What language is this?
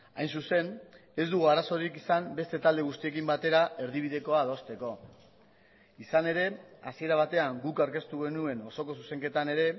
Basque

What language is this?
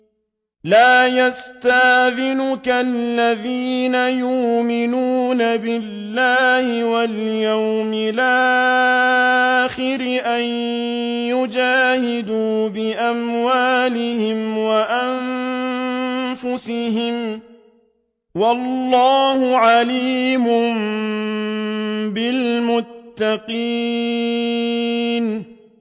Arabic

